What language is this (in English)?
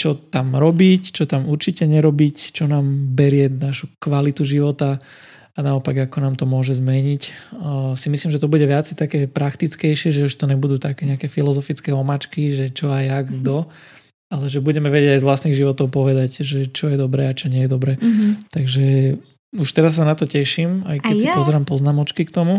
Slovak